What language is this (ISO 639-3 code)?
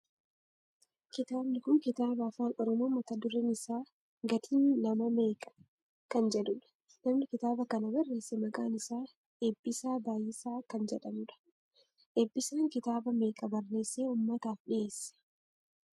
orm